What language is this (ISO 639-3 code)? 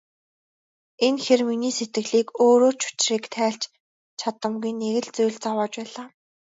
mon